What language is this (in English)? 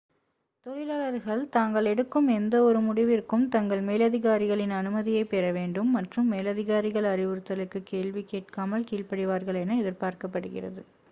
Tamil